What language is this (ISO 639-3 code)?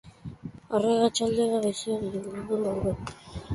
eus